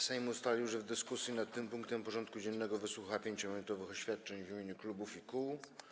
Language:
Polish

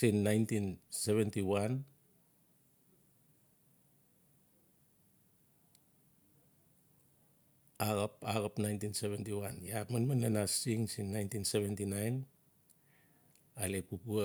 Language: Notsi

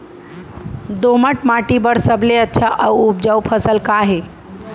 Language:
Chhattisgarhi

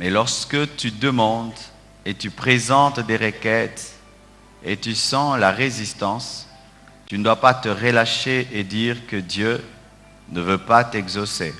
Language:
French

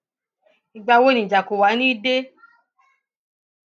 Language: Yoruba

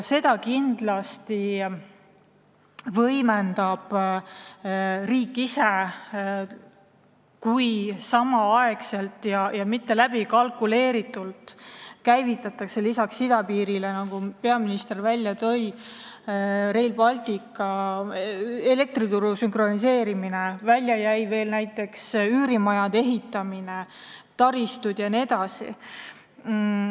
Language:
Estonian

